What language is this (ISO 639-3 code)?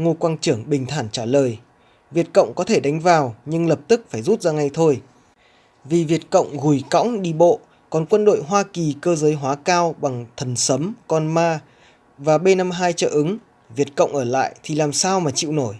vie